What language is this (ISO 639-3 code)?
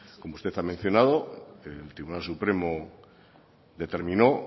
spa